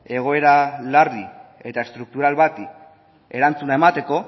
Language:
Basque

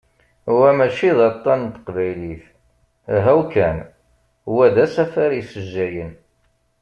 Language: Kabyle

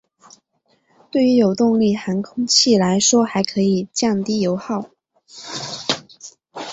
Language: Chinese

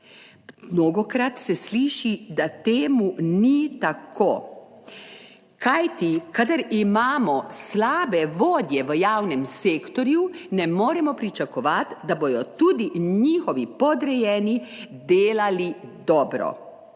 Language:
Slovenian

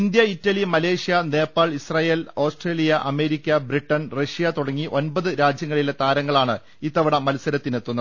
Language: Malayalam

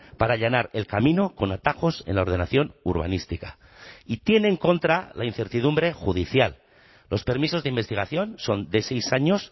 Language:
Spanish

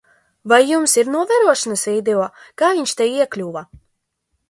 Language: Latvian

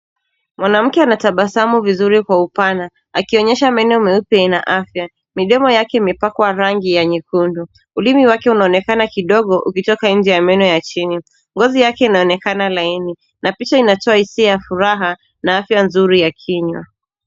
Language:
Swahili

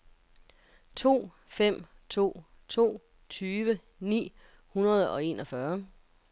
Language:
Danish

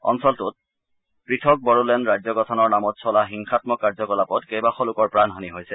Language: Assamese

